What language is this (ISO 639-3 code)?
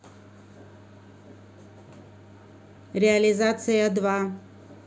rus